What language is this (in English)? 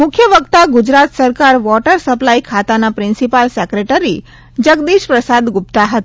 Gujarati